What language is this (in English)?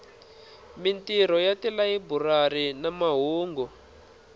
Tsonga